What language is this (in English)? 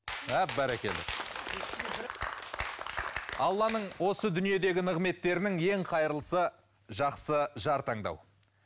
Kazakh